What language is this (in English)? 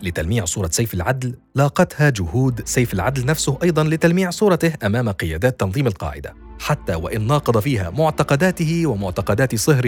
Arabic